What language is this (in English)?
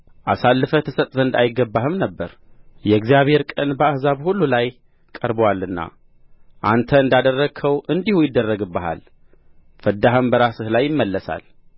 Amharic